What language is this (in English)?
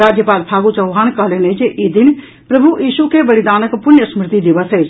Maithili